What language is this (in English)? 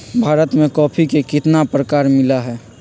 Magahi